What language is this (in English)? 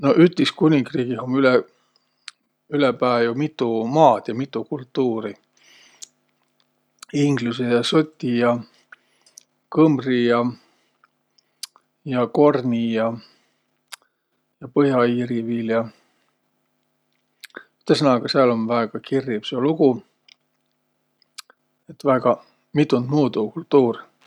Võro